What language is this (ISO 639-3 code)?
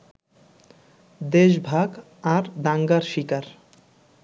ben